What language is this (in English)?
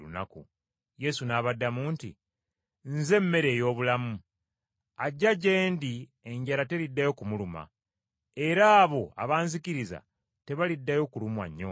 Ganda